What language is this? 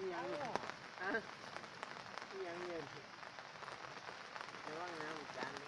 Thai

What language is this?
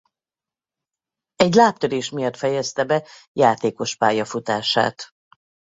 Hungarian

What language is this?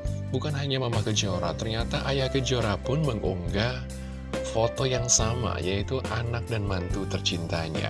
Indonesian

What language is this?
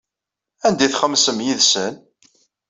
Kabyle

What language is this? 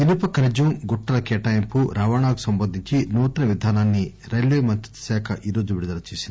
Telugu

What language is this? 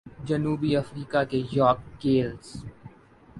Urdu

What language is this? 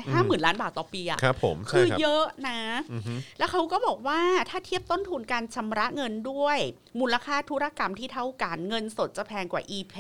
Thai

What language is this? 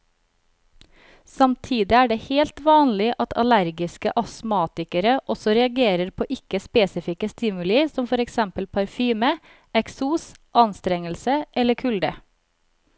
Norwegian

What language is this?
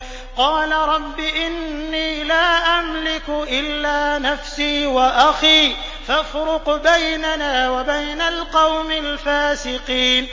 Arabic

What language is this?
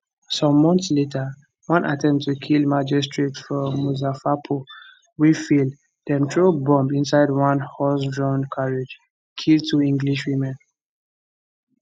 Nigerian Pidgin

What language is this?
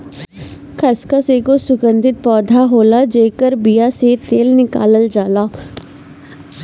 Bhojpuri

